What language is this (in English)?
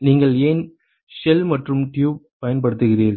Tamil